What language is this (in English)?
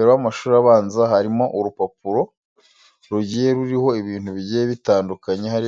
Kinyarwanda